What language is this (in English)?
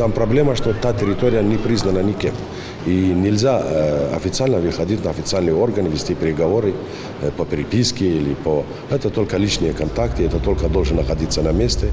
Russian